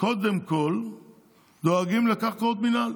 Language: Hebrew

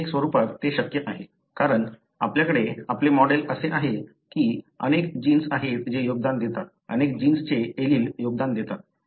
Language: Marathi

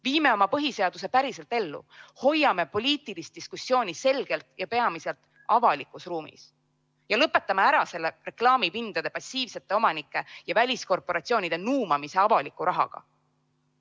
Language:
Estonian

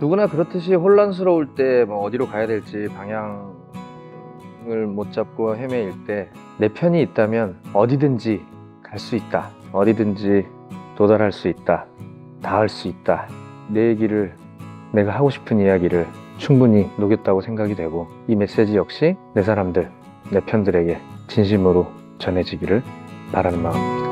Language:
Korean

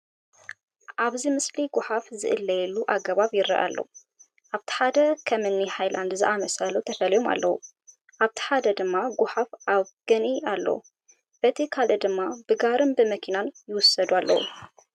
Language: Tigrinya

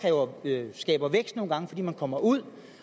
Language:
Danish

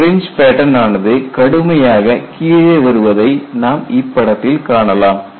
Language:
Tamil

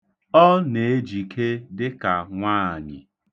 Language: Igbo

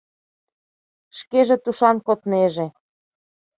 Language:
Mari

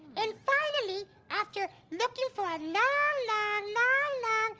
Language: English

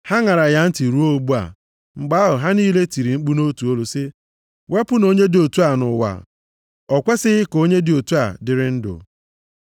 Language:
Igbo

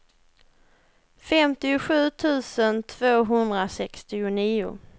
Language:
Swedish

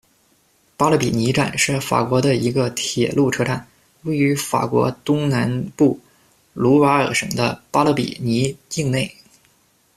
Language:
Chinese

